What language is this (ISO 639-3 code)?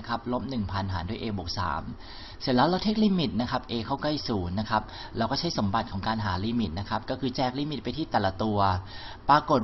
tha